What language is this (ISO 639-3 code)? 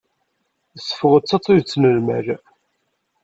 kab